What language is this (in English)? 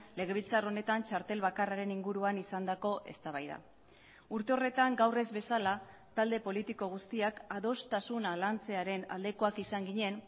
Basque